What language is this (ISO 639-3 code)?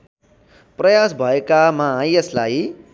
nep